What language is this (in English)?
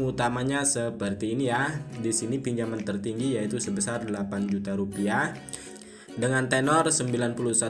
Indonesian